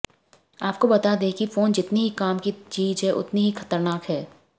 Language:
Hindi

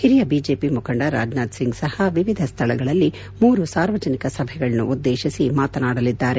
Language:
Kannada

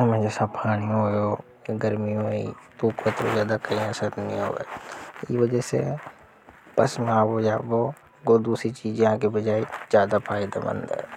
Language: Hadothi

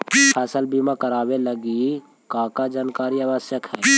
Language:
Magahi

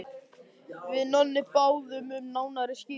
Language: Icelandic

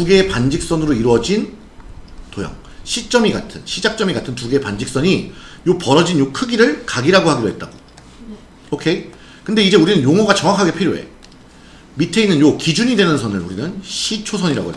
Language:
Korean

